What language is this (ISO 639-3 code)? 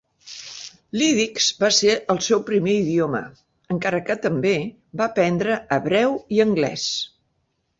cat